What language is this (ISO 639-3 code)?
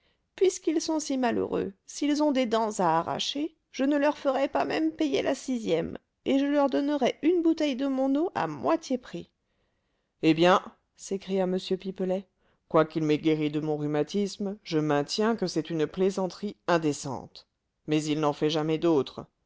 fra